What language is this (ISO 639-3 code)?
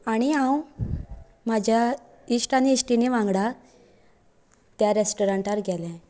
kok